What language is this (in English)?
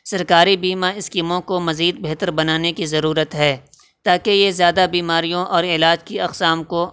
Urdu